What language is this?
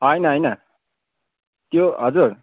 Nepali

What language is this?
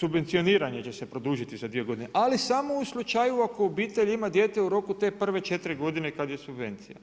Croatian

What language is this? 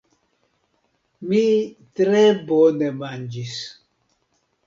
Esperanto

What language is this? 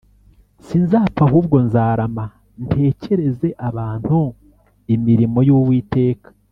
Kinyarwanda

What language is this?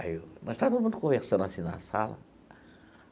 Portuguese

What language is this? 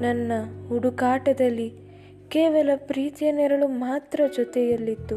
Kannada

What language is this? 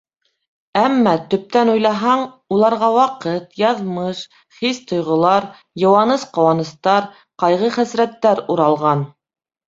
Bashkir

